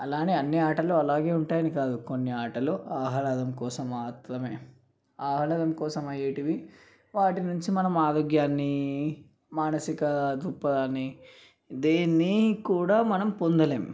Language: Telugu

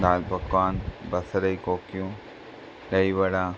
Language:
Sindhi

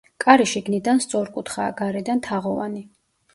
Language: Georgian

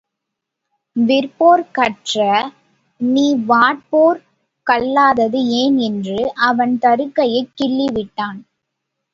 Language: Tamil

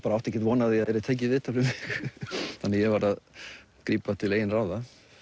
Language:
Icelandic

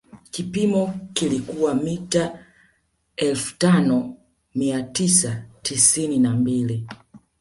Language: Swahili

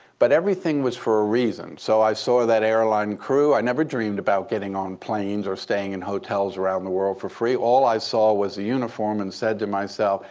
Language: English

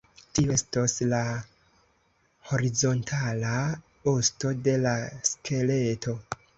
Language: Esperanto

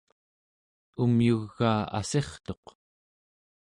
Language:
Central Yupik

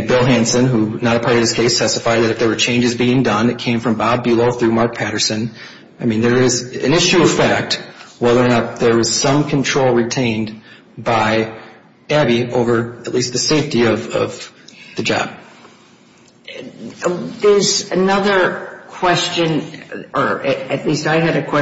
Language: English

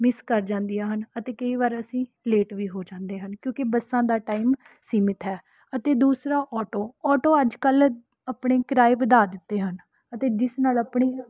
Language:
Punjabi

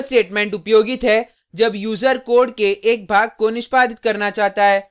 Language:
Hindi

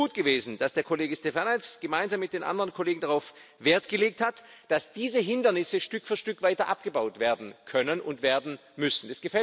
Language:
German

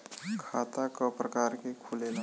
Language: Bhojpuri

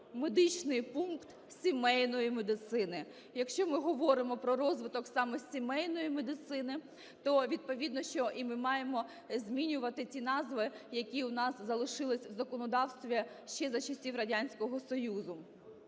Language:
Ukrainian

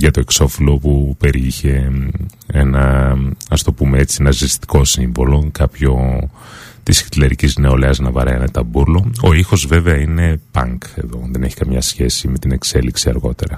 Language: Greek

